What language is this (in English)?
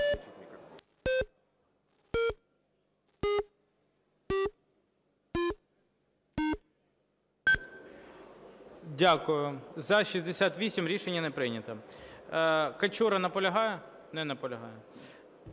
Ukrainian